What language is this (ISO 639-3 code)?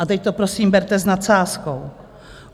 ces